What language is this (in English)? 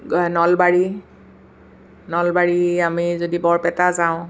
Assamese